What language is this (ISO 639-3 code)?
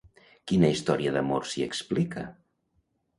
cat